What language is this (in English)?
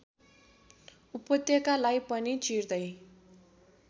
Nepali